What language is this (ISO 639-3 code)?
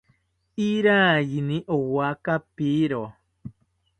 cpy